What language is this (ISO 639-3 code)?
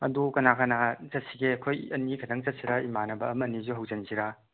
mni